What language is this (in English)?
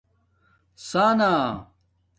Domaaki